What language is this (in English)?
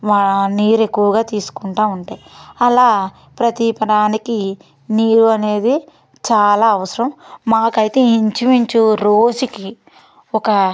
Telugu